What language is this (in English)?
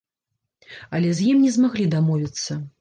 Belarusian